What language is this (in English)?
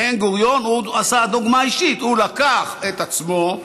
Hebrew